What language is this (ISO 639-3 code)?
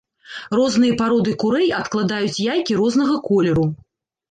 bel